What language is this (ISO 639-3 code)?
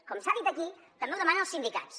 cat